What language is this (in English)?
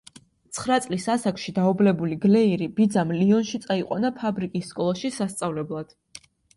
Georgian